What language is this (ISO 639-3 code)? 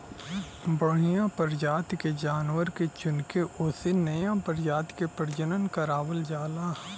bho